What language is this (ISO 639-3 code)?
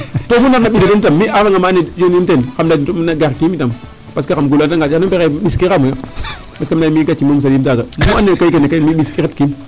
srr